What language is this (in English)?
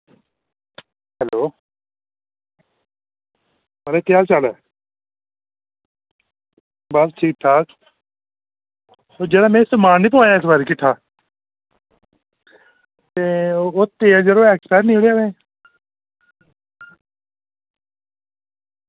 Dogri